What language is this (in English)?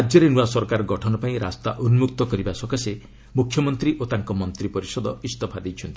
Odia